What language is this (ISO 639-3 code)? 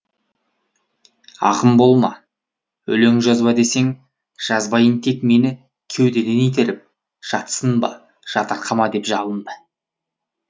kaz